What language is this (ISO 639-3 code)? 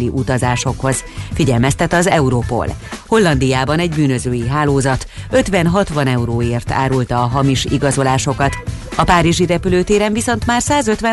hun